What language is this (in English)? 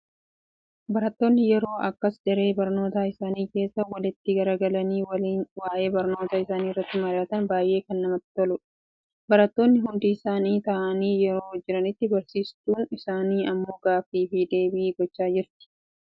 Oromo